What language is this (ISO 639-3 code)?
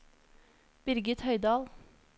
nor